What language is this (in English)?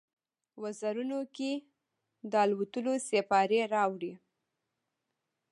Pashto